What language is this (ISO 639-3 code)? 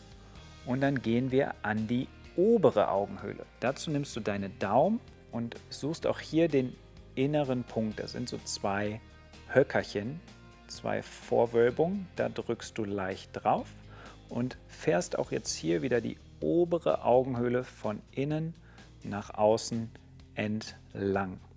deu